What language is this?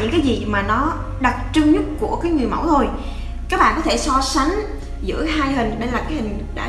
Vietnamese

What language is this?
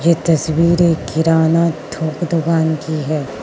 Hindi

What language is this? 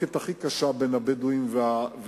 Hebrew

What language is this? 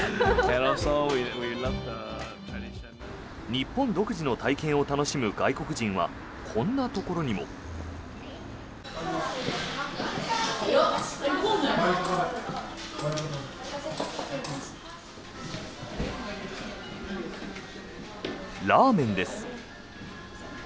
Japanese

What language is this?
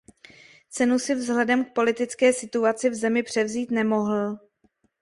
Czech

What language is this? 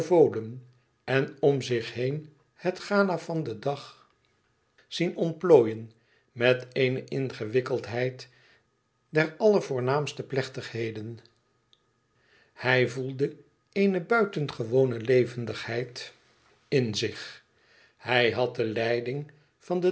Dutch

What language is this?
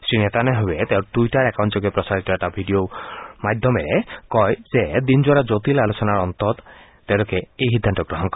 Assamese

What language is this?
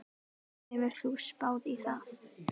Icelandic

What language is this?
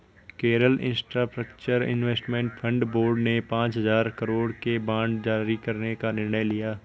Hindi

